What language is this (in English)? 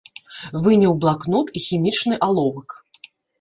Belarusian